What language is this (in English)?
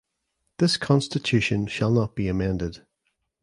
English